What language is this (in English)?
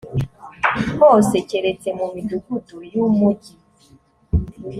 Kinyarwanda